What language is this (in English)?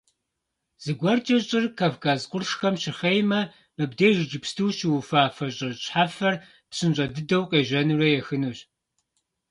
Kabardian